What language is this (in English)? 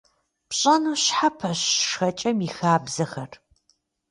Kabardian